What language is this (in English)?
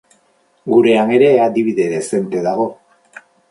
Basque